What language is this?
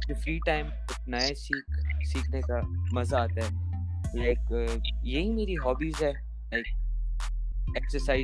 Urdu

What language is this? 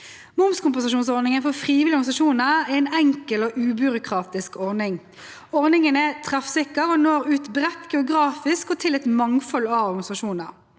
Norwegian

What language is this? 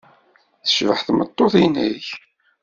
Kabyle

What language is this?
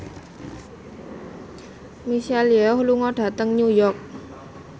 Javanese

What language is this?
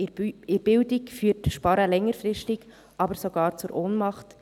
Swiss German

